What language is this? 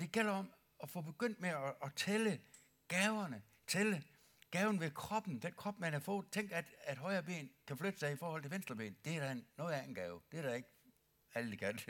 Danish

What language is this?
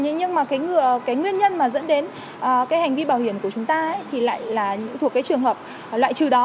Vietnamese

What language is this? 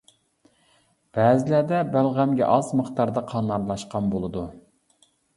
Uyghur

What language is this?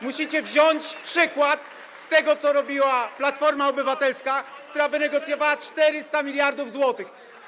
Polish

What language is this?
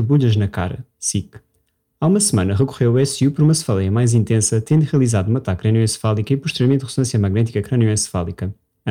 Portuguese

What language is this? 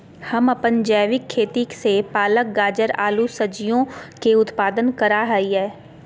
Magahi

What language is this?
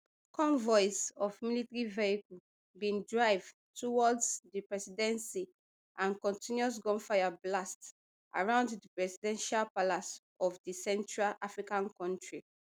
Nigerian Pidgin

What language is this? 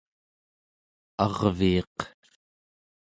Central Yupik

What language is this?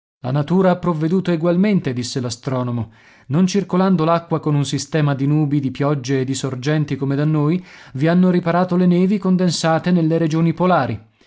Italian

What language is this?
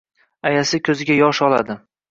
Uzbek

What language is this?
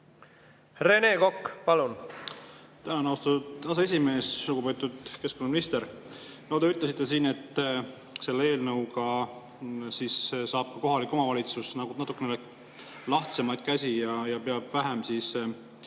Estonian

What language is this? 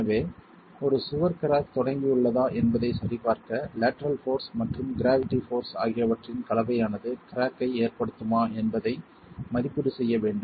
Tamil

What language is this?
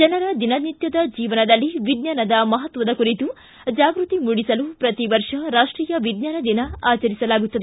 Kannada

